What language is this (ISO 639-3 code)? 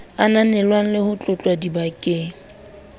sot